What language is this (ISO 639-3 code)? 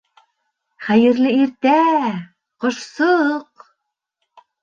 bak